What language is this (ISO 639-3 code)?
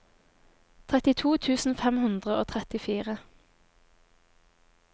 nor